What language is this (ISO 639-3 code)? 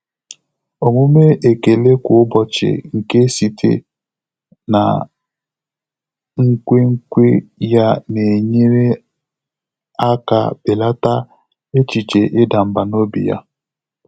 ibo